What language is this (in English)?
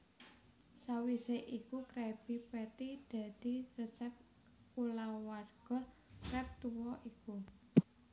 Javanese